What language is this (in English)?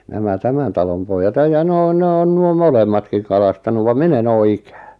Finnish